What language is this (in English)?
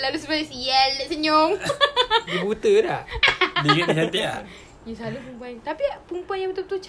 Malay